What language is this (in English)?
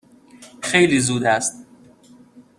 Persian